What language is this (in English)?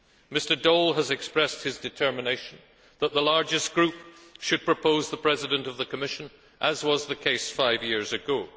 English